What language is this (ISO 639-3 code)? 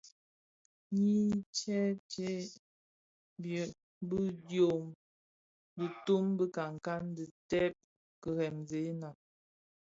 ksf